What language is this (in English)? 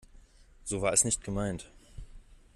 German